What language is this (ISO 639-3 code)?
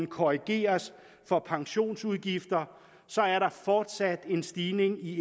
dan